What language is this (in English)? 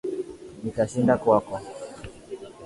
Swahili